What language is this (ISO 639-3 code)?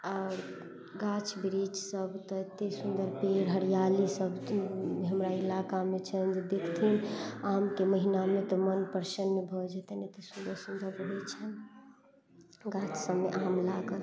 mai